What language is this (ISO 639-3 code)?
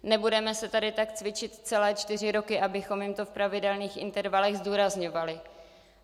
ces